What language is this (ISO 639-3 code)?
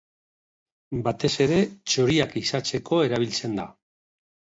eus